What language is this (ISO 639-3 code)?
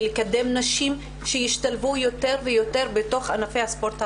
heb